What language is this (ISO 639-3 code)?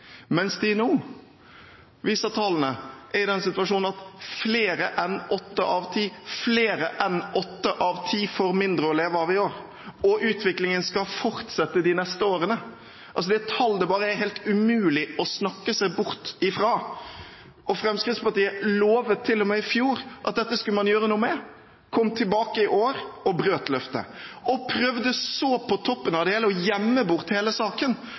nob